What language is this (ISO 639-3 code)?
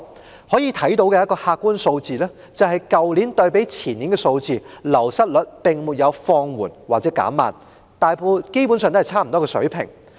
yue